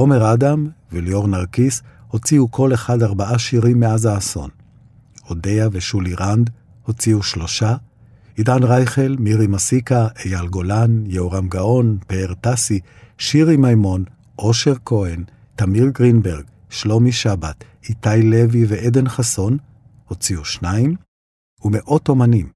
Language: Hebrew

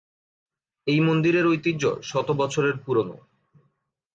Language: Bangla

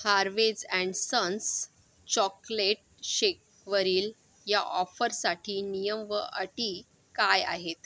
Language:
Marathi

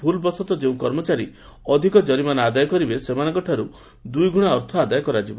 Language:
Odia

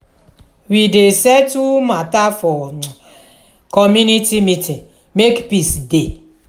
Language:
Nigerian Pidgin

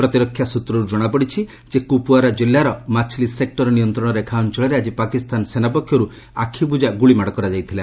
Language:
Odia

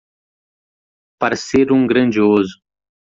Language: Portuguese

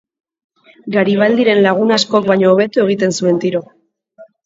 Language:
Basque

